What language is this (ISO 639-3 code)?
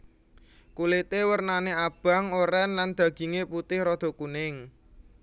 jav